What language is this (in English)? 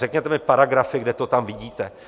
Czech